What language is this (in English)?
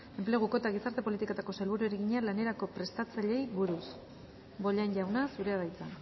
Basque